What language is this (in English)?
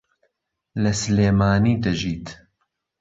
Central Kurdish